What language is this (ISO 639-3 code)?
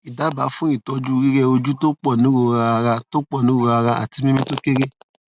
yor